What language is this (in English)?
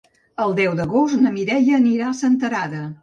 Catalan